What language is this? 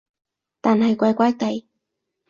Cantonese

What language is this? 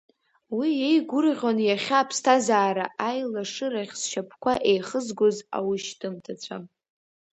Abkhazian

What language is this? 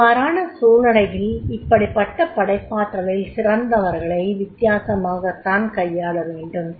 Tamil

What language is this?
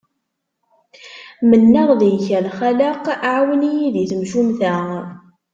Kabyle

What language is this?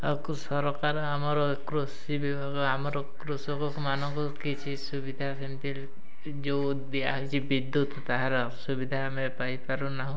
Odia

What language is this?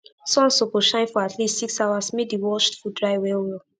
Nigerian Pidgin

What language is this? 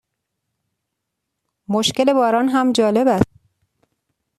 Persian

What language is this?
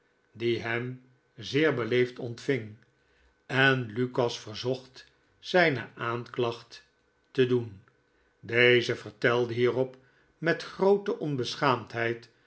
Dutch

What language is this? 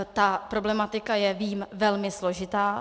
Czech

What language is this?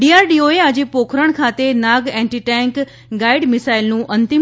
Gujarati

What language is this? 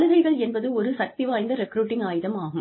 Tamil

